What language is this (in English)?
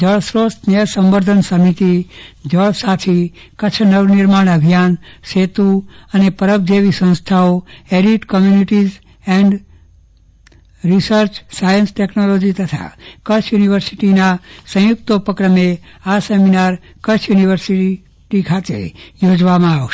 Gujarati